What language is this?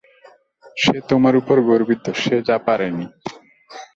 Bangla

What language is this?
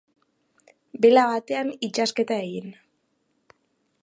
Basque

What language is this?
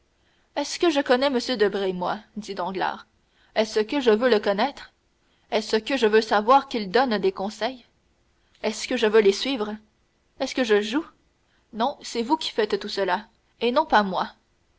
French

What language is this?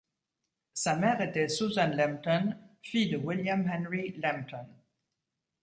French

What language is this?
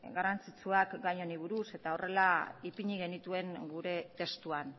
Basque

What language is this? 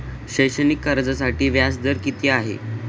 Marathi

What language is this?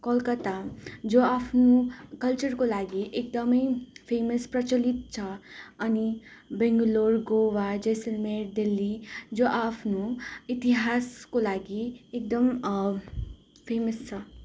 Nepali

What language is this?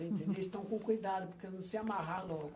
Portuguese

